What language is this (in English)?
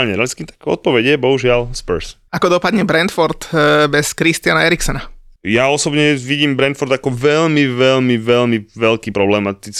Slovak